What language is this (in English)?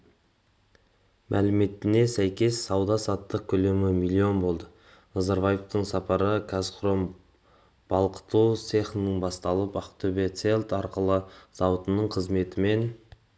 Kazakh